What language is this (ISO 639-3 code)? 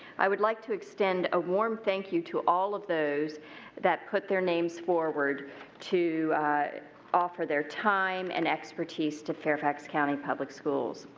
eng